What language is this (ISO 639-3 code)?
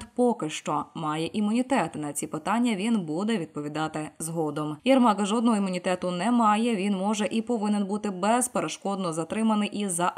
ukr